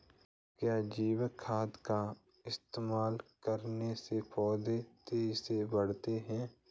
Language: Hindi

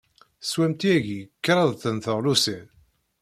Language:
Kabyle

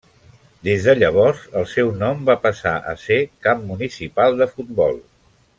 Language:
Catalan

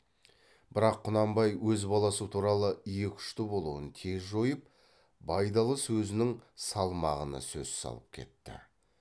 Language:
Kazakh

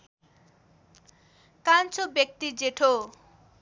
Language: Nepali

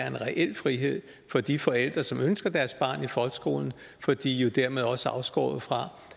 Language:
Danish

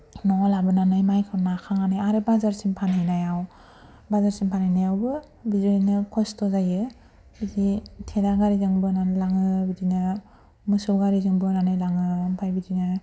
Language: Bodo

